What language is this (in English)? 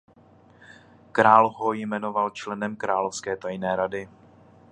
Czech